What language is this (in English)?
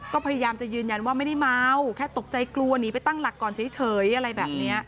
Thai